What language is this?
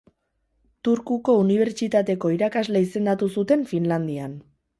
Basque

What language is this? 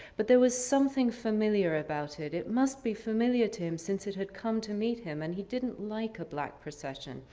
English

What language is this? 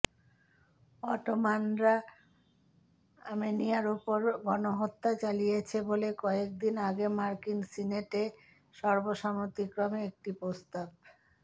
Bangla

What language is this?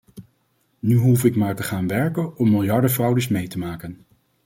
Dutch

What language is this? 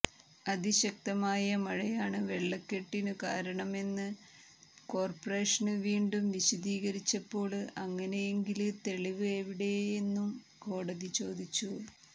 Malayalam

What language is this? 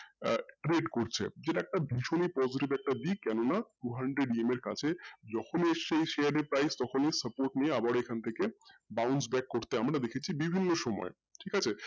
Bangla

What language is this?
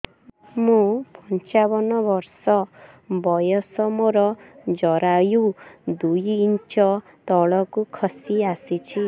Odia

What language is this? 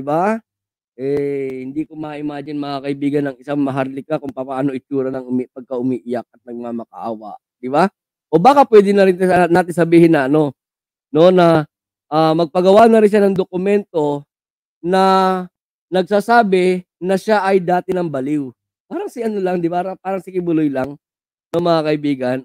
Filipino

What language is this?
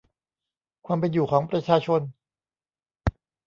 Thai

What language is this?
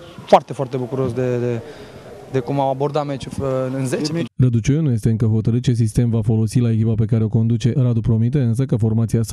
Romanian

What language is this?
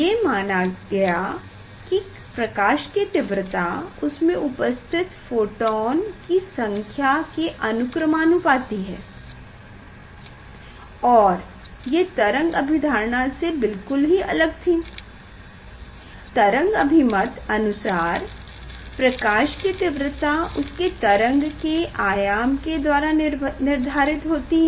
Hindi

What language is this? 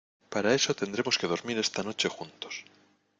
Spanish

